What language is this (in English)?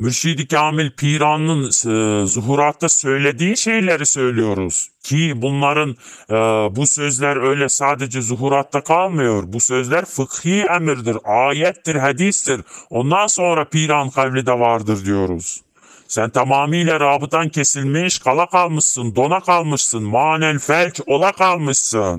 Turkish